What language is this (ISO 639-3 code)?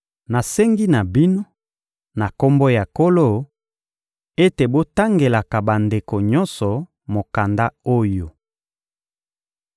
lin